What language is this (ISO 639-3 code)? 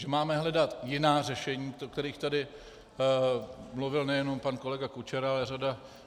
ces